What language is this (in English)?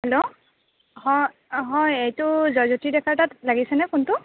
Assamese